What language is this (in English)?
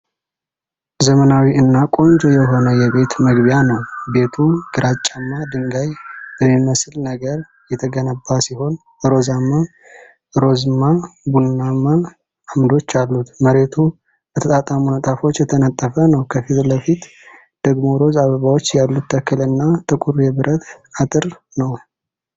Amharic